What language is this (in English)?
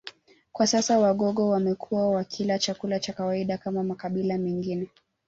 Swahili